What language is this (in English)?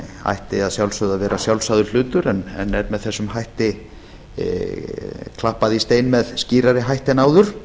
Icelandic